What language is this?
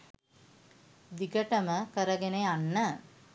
Sinhala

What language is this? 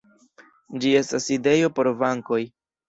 Esperanto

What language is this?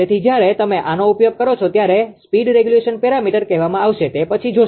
Gujarati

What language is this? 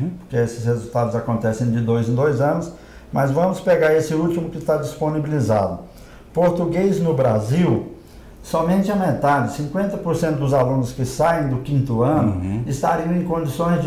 Portuguese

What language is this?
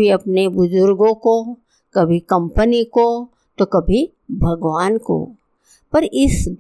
Hindi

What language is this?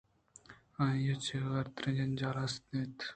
Eastern Balochi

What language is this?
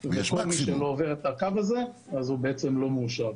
Hebrew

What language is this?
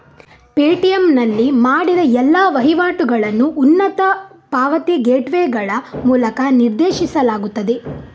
Kannada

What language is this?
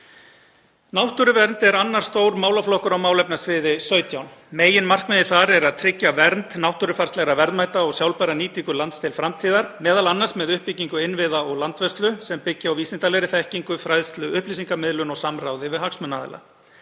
Icelandic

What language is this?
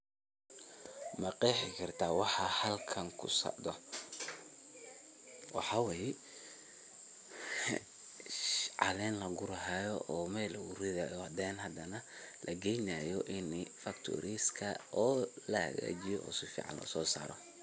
Somali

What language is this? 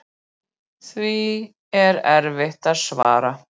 Icelandic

